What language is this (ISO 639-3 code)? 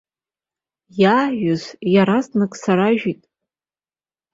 abk